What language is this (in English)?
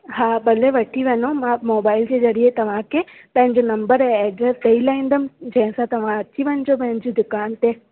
Sindhi